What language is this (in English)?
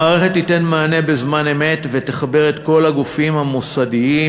Hebrew